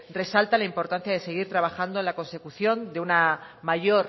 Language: Spanish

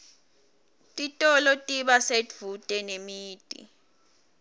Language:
Swati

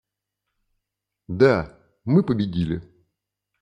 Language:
Russian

